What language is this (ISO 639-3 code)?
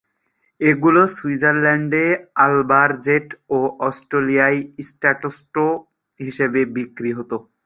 ben